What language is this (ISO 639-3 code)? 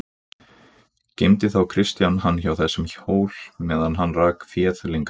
isl